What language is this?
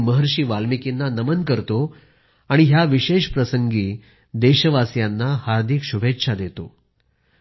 Marathi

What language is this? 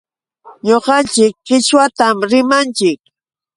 Yauyos Quechua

